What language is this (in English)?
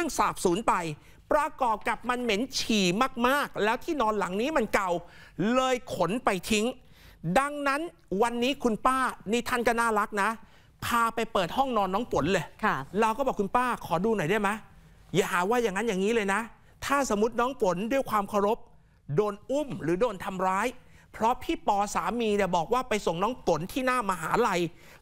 Thai